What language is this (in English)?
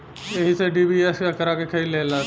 Bhojpuri